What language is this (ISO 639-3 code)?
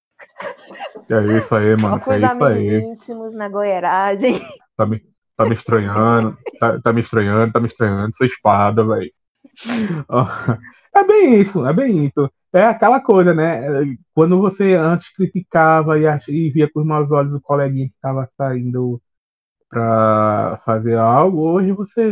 por